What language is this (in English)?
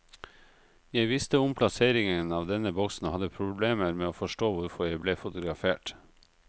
Norwegian